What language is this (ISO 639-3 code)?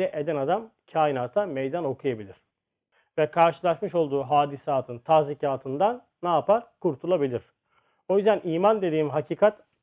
tur